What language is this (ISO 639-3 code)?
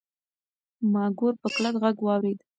pus